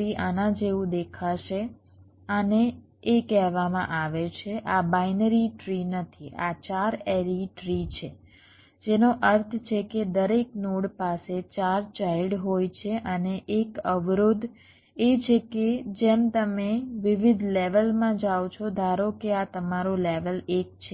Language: Gujarati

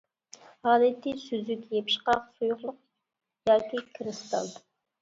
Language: Uyghur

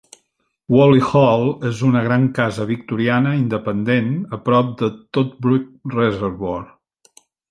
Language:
Catalan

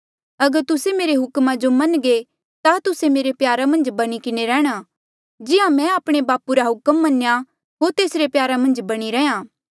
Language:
Mandeali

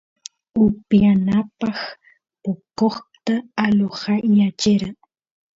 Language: Santiago del Estero Quichua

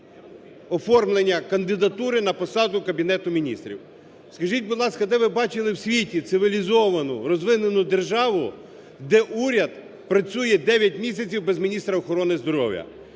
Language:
Ukrainian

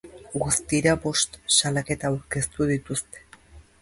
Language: Basque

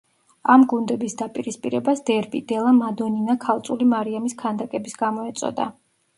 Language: Georgian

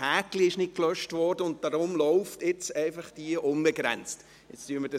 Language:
Swiss German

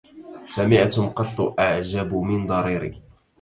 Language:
Arabic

